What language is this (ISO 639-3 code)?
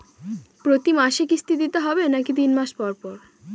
ben